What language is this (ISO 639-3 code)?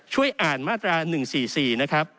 tha